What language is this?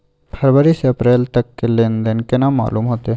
Maithili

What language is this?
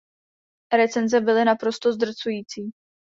Czech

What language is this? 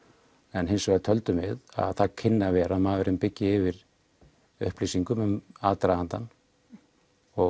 Icelandic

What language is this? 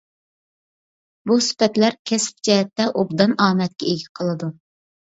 Uyghur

